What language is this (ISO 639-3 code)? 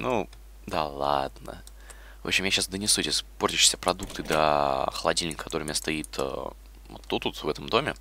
rus